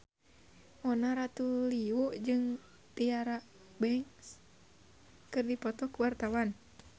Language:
Sundanese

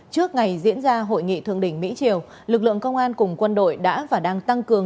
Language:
Vietnamese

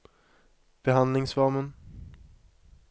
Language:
Norwegian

